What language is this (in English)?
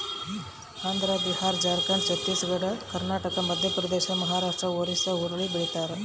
Kannada